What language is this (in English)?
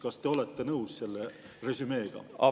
Estonian